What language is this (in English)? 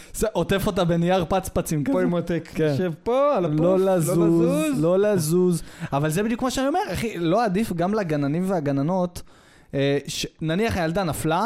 Hebrew